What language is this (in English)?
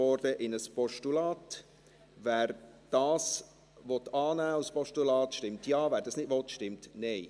Swiss German